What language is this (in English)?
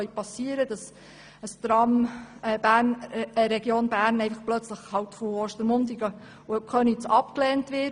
Swiss German